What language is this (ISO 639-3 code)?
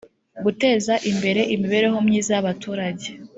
kin